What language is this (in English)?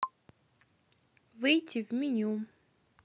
Russian